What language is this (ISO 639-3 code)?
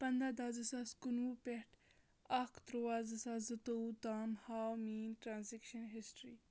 kas